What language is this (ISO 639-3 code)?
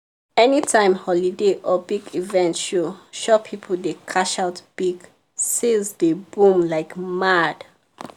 pcm